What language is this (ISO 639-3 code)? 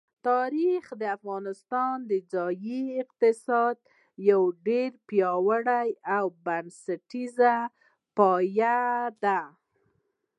pus